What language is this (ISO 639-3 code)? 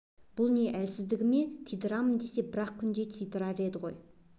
kaz